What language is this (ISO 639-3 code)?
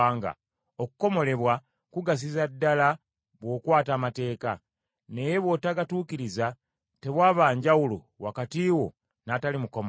lug